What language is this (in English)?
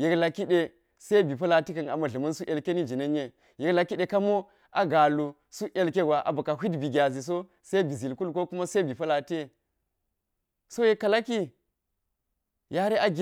Geji